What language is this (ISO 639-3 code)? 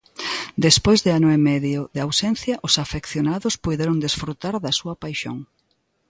glg